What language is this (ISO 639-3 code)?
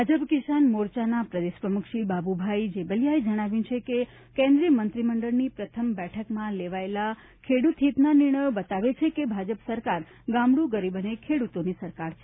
guj